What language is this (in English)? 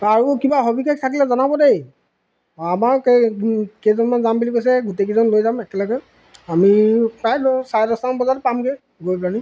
Assamese